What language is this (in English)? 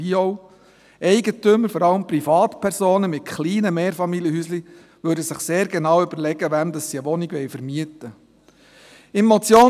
Swiss German